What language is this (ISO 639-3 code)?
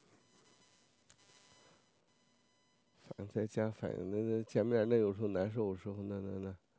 zho